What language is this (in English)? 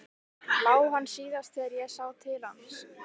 Icelandic